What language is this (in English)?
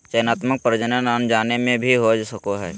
Magahi